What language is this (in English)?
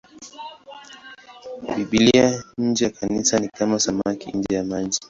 Swahili